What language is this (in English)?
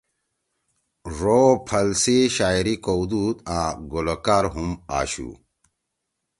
Torwali